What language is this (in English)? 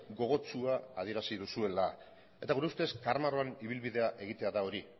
Basque